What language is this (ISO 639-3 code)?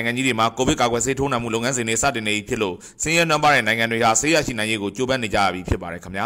tha